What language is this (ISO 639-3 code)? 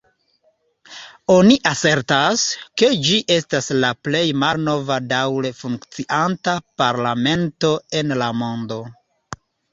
epo